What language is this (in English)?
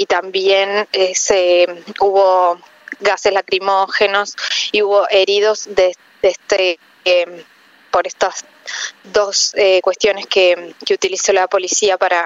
Spanish